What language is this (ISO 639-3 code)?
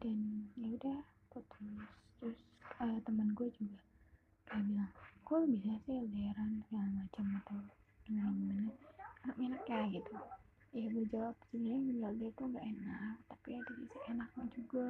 ind